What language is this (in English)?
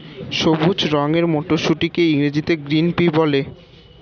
Bangla